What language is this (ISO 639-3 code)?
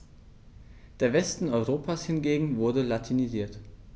deu